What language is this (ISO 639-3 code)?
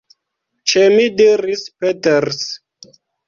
epo